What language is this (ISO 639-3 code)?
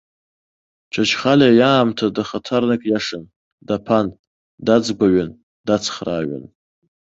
abk